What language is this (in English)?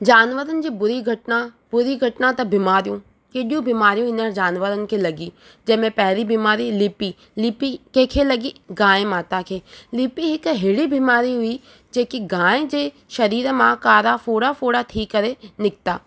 Sindhi